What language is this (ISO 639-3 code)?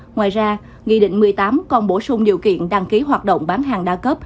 vie